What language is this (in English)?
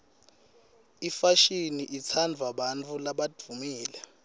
Swati